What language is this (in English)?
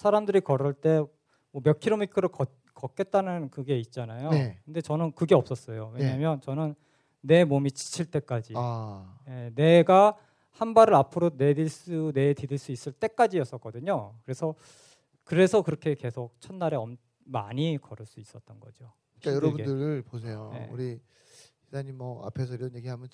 Korean